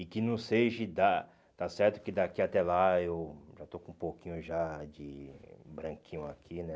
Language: Portuguese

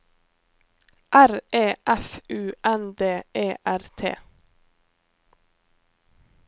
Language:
Norwegian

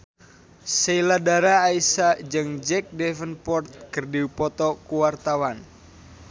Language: Sundanese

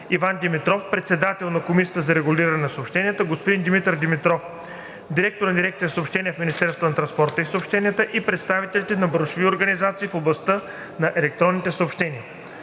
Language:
Bulgarian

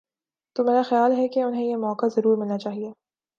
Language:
Urdu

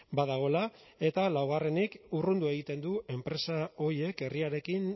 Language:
Basque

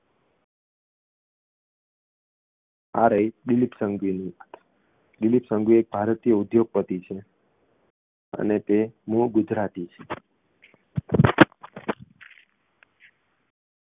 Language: Gujarati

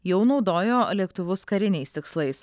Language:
Lithuanian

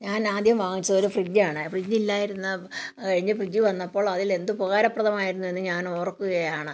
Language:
Malayalam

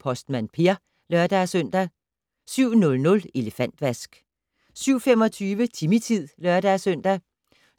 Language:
Danish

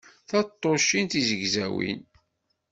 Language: Kabyle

